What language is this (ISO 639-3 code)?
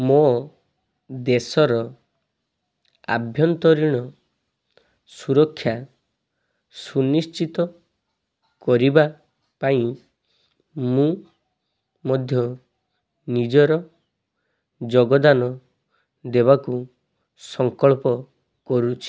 ori